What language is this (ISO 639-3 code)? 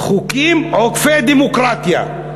heb